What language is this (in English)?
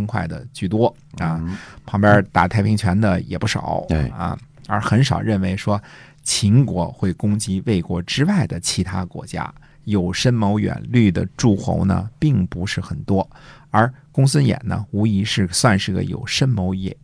Chinese